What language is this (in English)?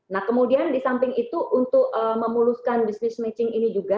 Indonesian